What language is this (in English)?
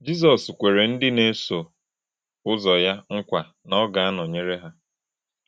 Igbo